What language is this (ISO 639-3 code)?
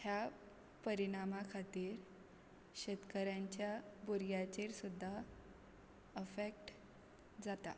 kok